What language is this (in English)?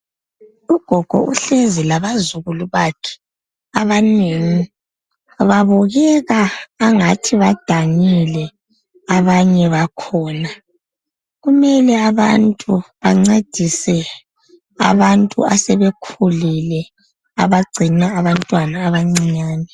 North Ndebele